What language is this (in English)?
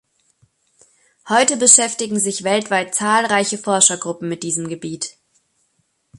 German